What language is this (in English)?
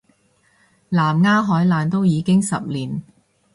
Cantonese